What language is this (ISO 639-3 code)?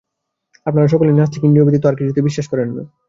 ben